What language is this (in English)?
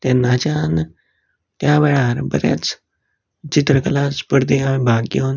Konkani